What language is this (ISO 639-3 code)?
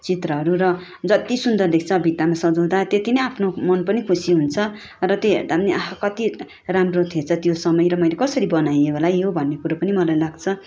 nep